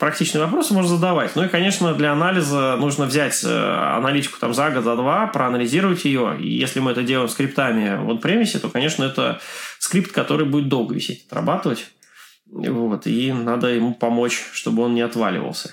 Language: Russian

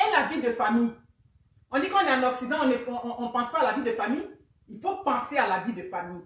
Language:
French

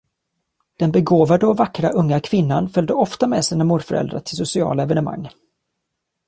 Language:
Swedish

